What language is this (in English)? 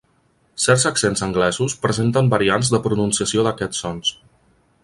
Catalan